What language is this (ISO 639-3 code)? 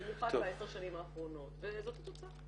heb